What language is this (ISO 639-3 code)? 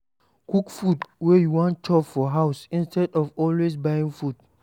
pcm